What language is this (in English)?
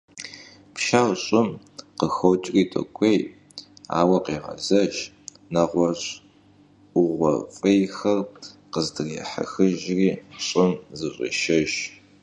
Kabardian